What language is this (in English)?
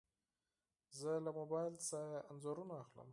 Pashto